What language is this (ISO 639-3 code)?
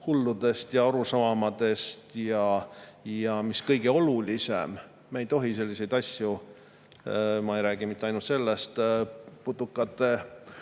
est